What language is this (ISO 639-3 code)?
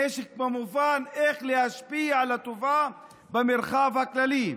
heb